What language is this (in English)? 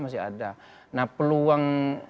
Indonesian